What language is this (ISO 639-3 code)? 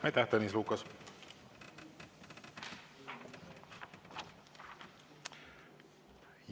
est